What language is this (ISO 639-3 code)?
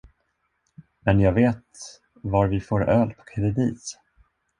swe